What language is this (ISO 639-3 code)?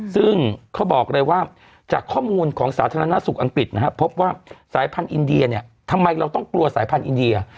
tha